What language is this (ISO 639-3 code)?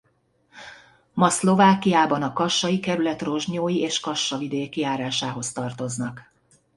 hun